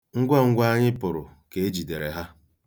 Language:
Igbo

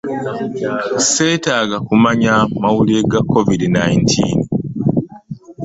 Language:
Ganda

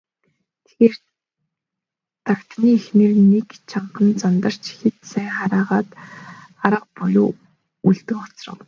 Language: Mongolian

